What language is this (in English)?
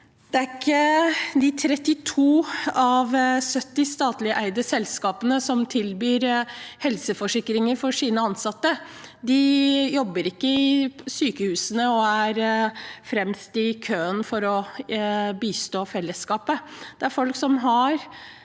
Norwegian